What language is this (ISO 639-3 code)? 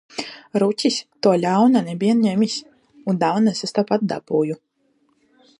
lav